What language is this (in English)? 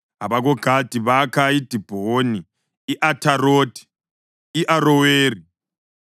North Ndebele